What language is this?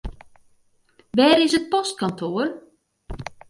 Western Frisian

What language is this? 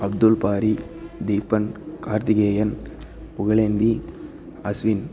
Tamil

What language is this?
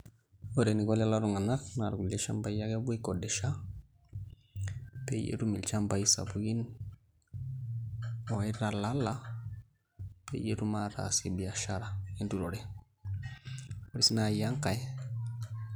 Masai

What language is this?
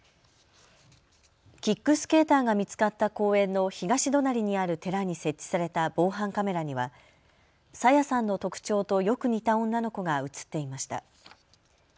Japanese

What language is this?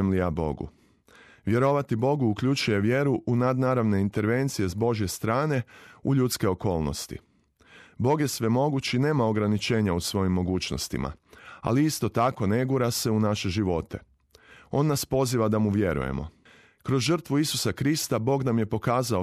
Croatian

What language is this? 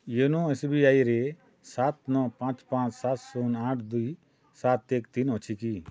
Odia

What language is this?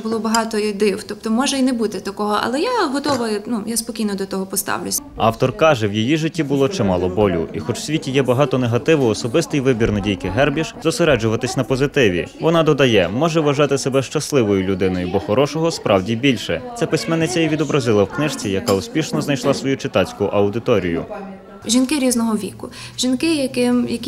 Ukrainian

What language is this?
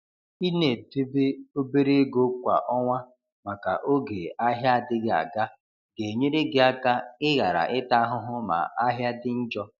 Igbo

